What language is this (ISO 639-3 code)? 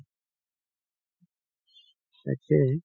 asm